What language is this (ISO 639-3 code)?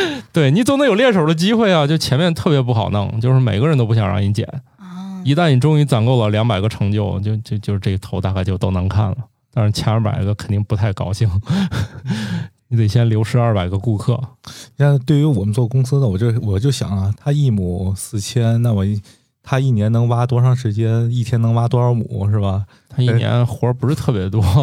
zho